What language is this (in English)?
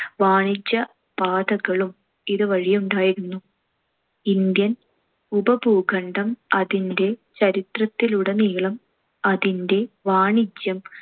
Malayalam